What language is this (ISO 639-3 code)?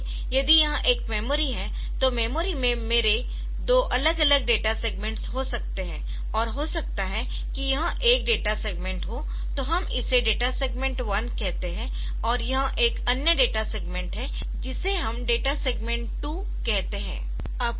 hin